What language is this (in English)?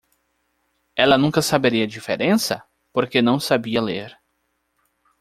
Portuguese